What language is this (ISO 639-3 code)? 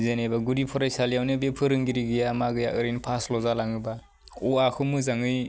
brx